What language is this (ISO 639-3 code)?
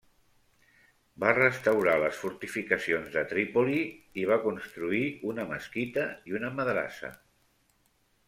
cat